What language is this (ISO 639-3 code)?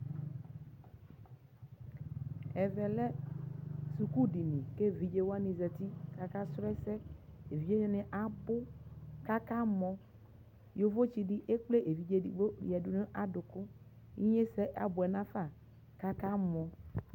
kpo